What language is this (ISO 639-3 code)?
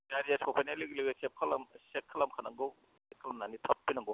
brx